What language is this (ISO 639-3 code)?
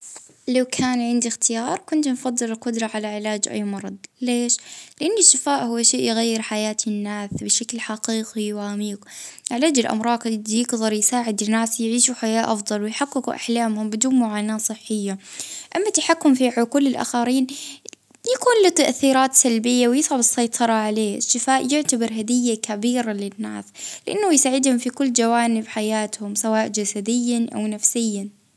ayl